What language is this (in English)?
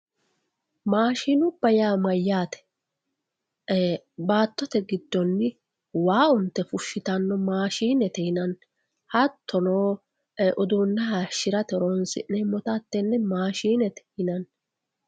Sidamo